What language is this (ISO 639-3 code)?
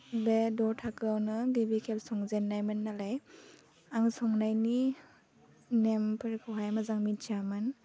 brx